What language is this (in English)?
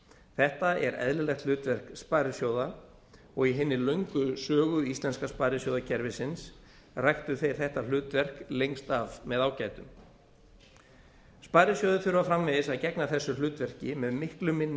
Icelandic